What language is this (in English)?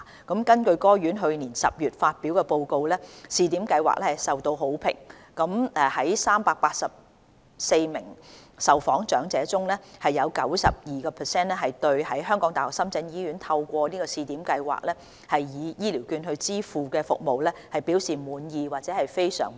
Cantonese